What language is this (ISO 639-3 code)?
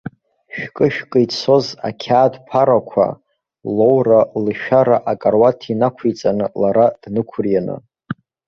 abk